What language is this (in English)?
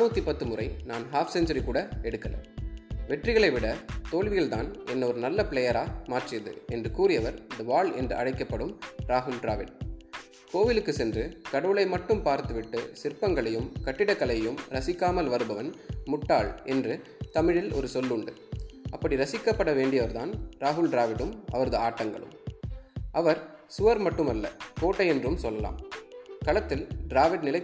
Tamil